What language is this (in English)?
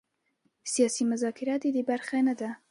Pashto